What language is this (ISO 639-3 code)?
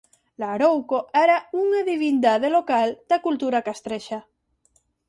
glg